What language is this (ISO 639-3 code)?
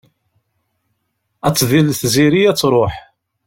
kab